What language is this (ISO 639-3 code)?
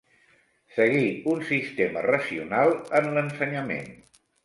cat